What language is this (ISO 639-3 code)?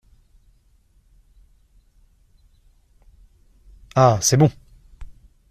fra